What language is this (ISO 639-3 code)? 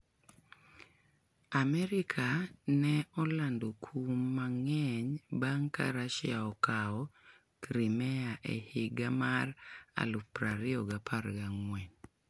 luo